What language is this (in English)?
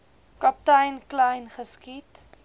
Afrikaans